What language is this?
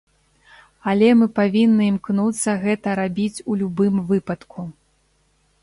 Belarusian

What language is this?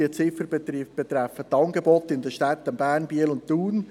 Swiss German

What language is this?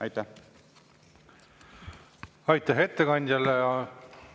Estonian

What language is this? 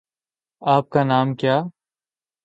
Urdu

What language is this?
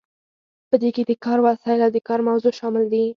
Pashto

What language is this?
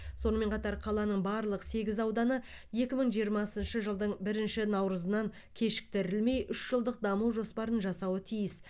Kazakh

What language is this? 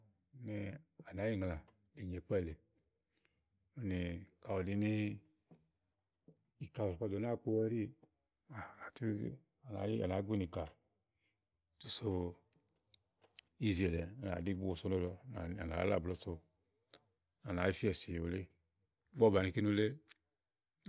Igo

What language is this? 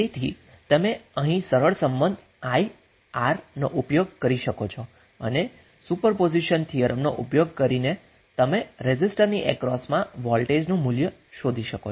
Gujarati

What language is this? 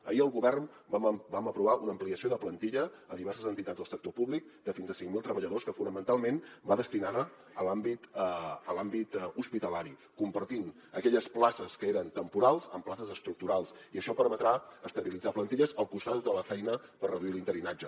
Catalan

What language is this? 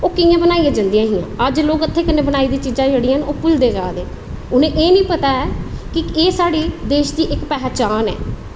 Dogri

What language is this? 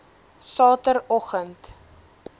Afrikaans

